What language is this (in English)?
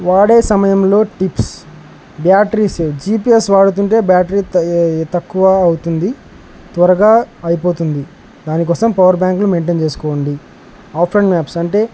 Telugu